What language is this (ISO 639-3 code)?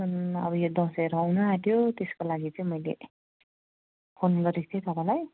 nep